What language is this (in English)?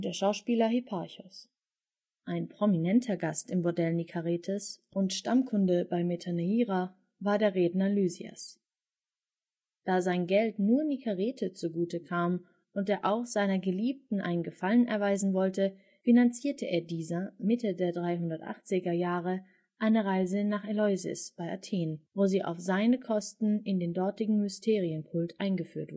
German